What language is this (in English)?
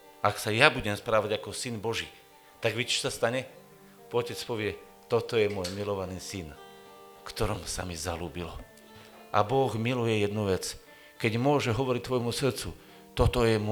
Slovak